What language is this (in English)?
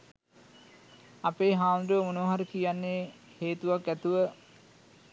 Sinhala